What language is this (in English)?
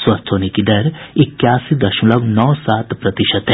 Hindi